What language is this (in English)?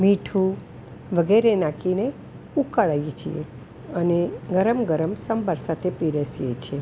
Gujarati